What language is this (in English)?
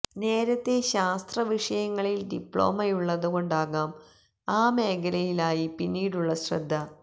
Malayalam